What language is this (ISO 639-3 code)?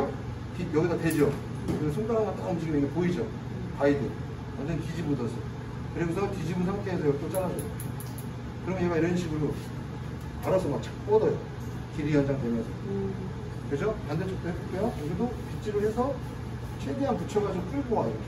kor